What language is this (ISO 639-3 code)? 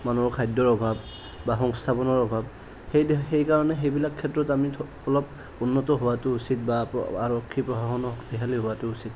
asm